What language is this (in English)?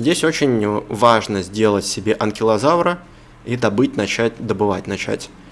Russian